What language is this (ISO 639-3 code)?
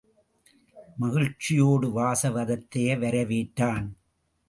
tam